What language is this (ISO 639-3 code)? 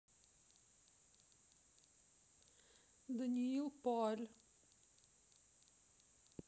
rus